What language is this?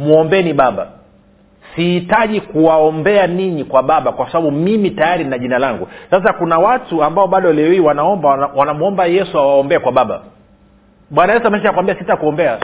Swahili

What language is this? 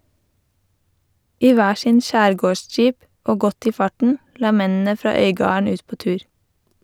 Norwegian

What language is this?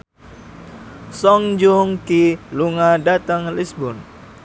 Javanese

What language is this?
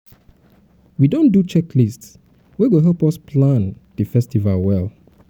Nigerian Pidgin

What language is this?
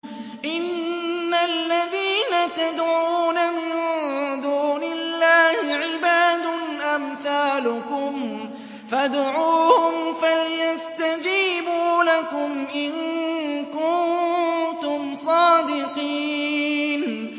Arabic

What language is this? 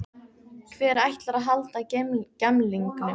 Icelandic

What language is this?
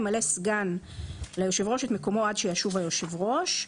Hebrew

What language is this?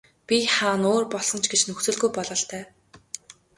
Mongolian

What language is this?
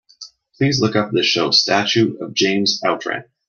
English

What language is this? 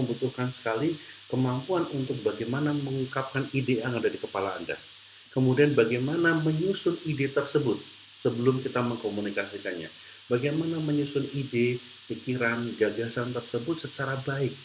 Indonesian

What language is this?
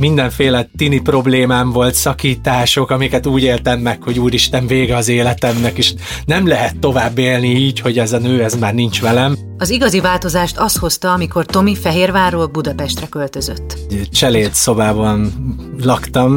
Hungarian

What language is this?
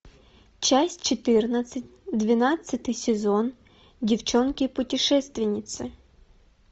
Russian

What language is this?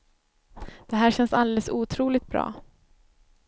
Swedish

